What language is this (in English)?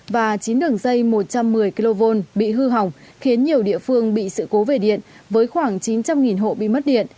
Vietnamese